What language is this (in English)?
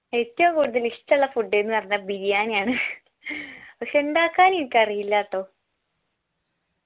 Malayalam